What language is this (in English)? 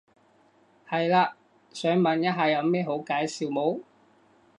Cantonese